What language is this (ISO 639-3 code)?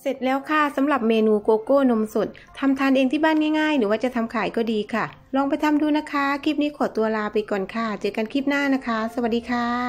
tha